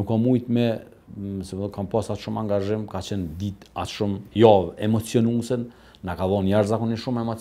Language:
Romanian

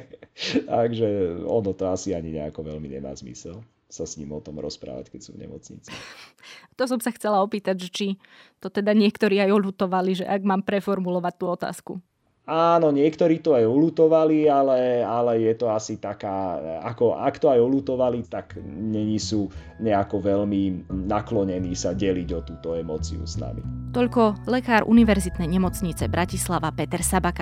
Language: Slovak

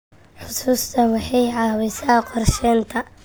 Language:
Somali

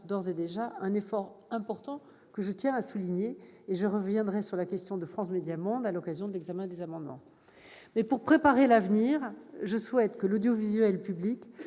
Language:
French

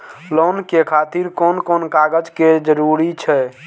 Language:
Maithili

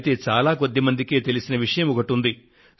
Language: Telugu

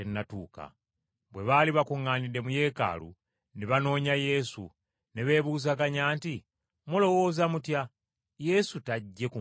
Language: Ganda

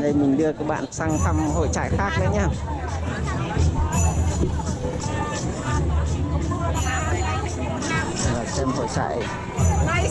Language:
Vietnamese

